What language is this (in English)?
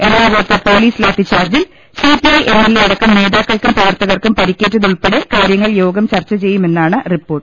Malayalam